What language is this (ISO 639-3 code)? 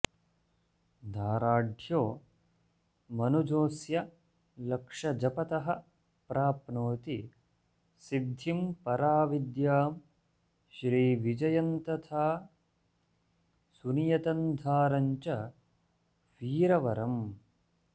san